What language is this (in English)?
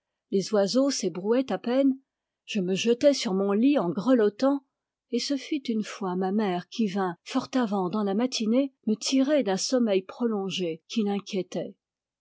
French